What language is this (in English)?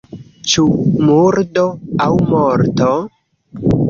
Esperanto